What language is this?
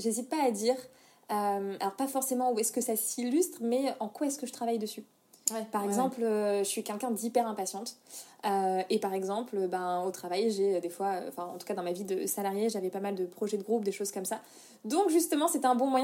French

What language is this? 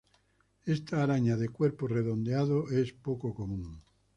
Spanish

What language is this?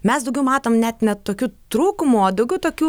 Lithuanian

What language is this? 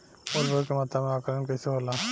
Bhojpuri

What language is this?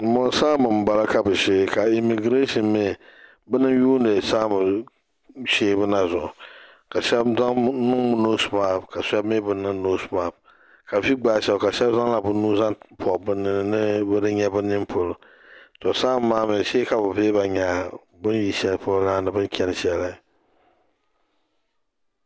Dagbani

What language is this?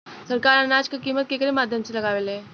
Bhojpuri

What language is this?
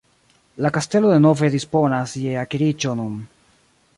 Esperanto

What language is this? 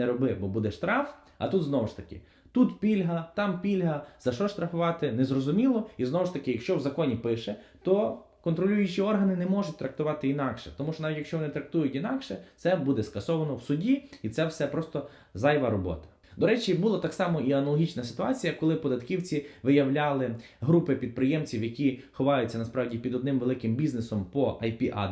Ukrainian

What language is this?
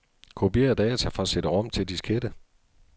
Danish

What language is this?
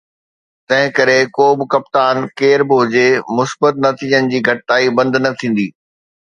Sindhi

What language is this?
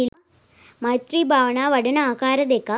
Sinhala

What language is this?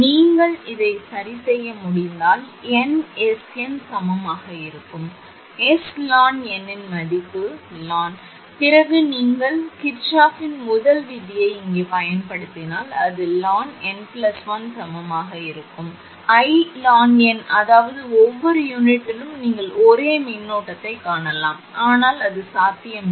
Tamil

